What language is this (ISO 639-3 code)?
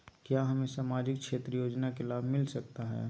mag